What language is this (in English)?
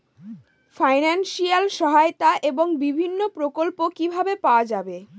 Bangla